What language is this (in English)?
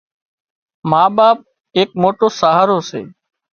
Wadiyara Koli